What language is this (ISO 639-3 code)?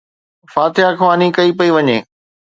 snd